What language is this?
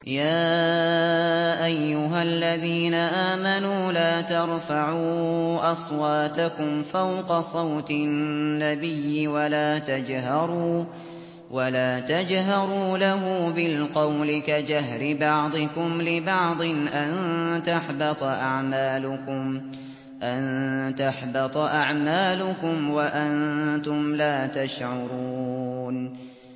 Arabic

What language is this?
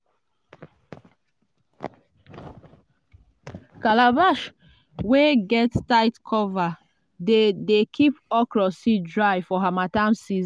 Nigerian Pidgin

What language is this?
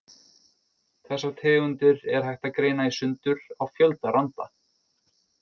Icelandic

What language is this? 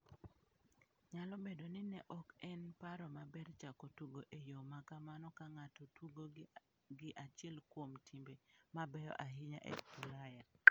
Luo (Kenya and Tanzania)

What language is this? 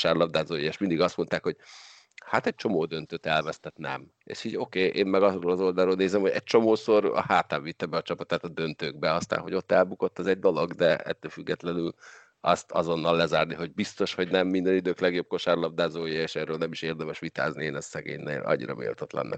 Hungarian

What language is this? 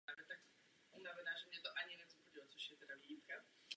Czech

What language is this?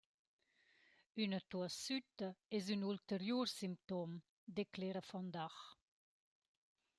Romansh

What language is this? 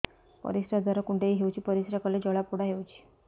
Odia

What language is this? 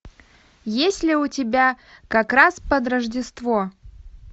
Russian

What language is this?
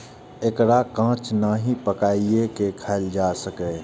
Maithili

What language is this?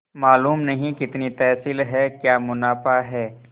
Hindi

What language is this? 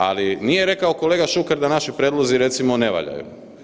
Croatian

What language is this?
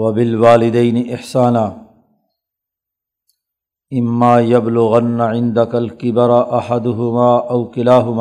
Urdu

